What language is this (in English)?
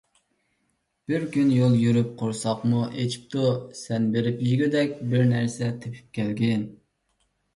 Uyghur